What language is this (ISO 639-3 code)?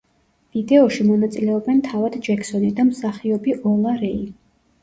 kat